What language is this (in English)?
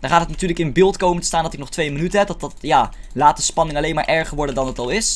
Dutch